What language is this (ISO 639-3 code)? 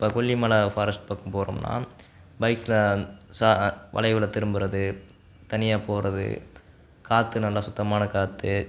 tam